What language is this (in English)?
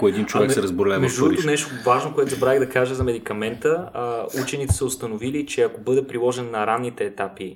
Bulgarian